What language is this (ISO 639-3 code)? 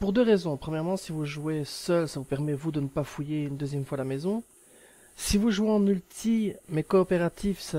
fra